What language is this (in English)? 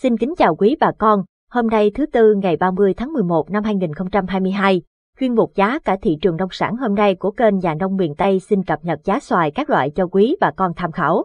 Vietnamese